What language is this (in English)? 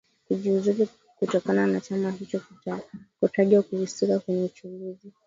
Swahili